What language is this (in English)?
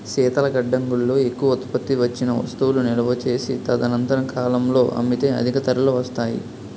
Telugu